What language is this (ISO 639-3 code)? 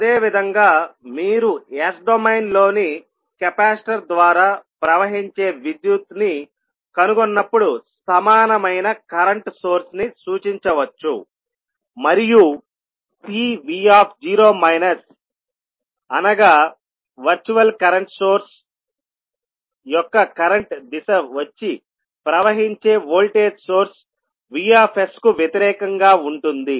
tel